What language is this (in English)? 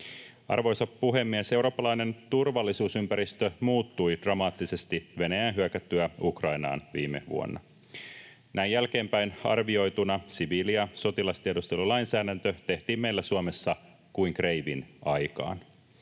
Finnish